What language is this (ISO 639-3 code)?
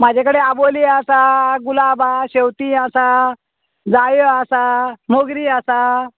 kok